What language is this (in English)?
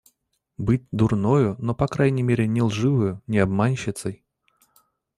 Russian